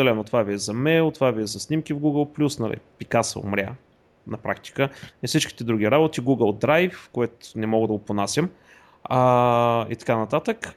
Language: Bulgarian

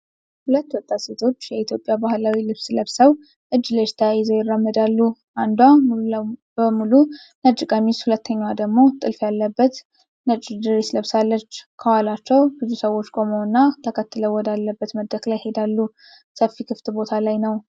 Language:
Amharic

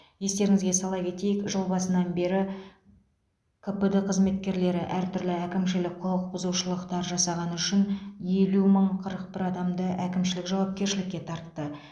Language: Kazakh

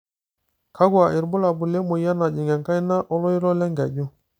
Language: Masai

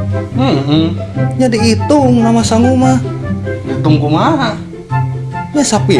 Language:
Indonesian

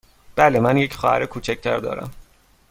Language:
Persian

